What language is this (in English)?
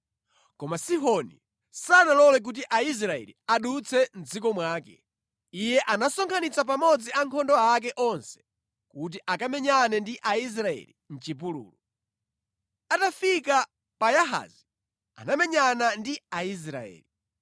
Nyanja